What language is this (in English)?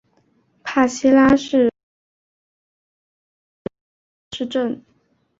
Chinese